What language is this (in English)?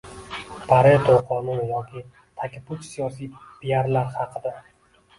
Uzbek